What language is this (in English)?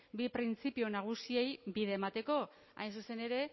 Basque